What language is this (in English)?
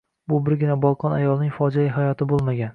Uzbek